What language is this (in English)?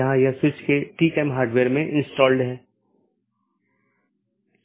Hindi